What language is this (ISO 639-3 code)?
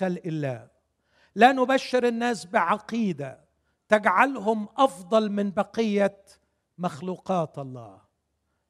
ara